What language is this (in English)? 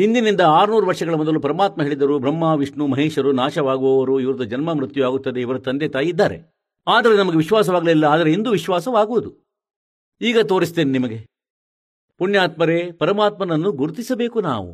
Kannada